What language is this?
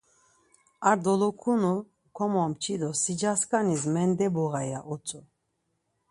Laz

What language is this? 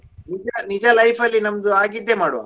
Kannada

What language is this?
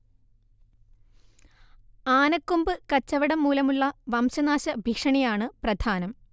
Malayalam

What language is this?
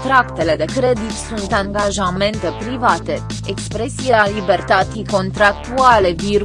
Romanian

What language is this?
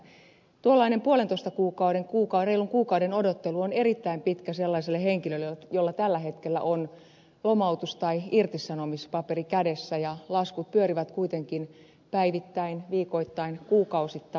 Finnish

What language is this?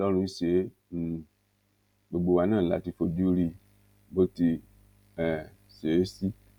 Yoruba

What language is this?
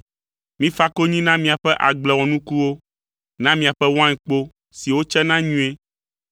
Ewe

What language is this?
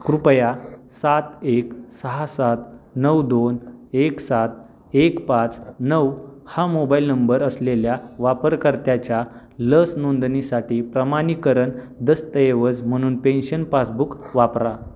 Marathi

